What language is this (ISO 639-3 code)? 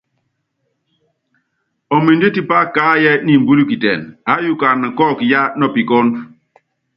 yav